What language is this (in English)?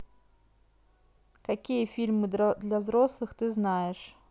Russian